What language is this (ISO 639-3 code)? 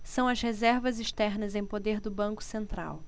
por